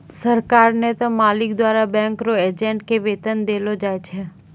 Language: Maithili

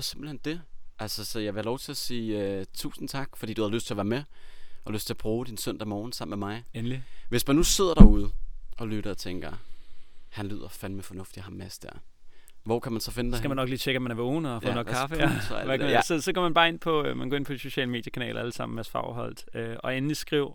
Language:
Danish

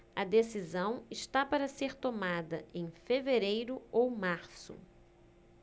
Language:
Portuguese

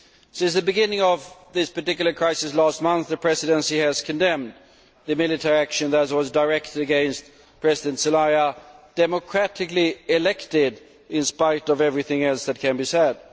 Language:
English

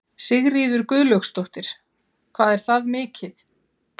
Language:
Icelandic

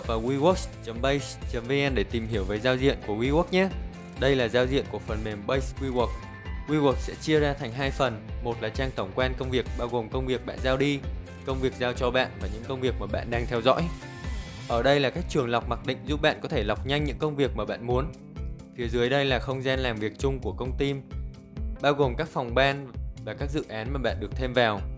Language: Vietnamese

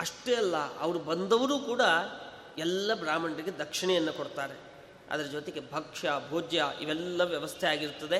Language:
Kannada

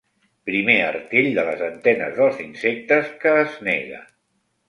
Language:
Catalan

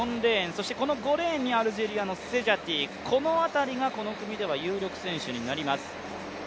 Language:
Japanese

